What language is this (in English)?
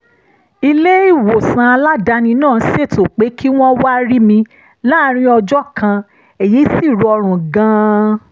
Yoruba